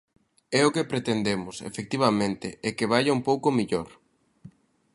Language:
Galician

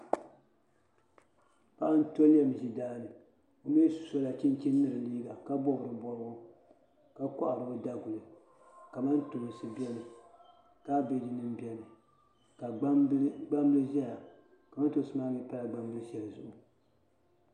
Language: Dagbani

